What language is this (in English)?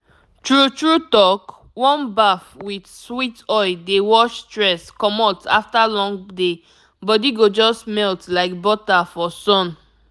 Nigerian Pidgin